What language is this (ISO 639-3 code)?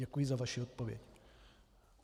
ces